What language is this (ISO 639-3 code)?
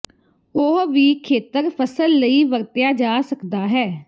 pan